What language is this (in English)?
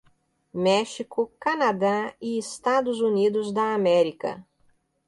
Portuguese